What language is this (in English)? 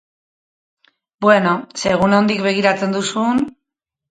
Basque